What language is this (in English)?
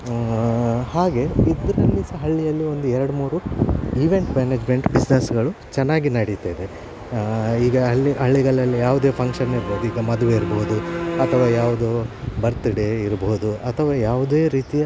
Kannada